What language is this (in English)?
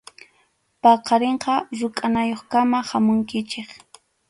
Arequipa-La Unión Quechua